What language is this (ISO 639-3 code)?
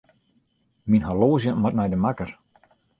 fry